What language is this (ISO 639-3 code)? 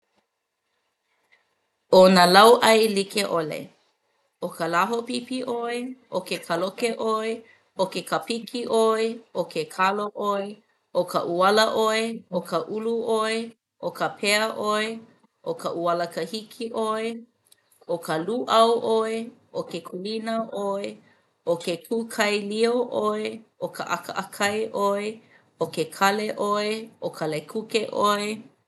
haw